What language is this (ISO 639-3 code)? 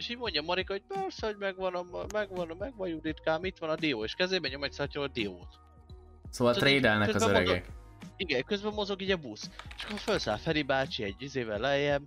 hun